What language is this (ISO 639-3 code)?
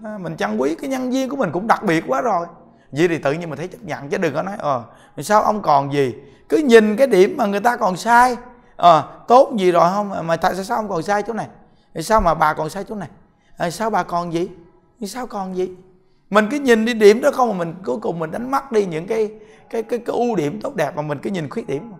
vie